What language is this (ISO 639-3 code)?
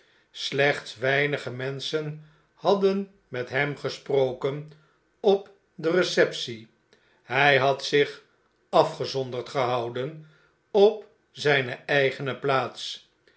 nld